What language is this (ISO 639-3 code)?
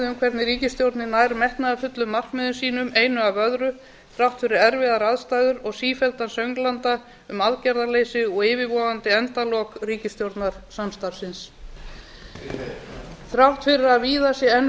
isl